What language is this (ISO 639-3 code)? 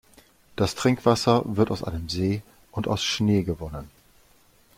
deu